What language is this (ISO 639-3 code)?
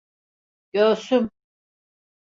tur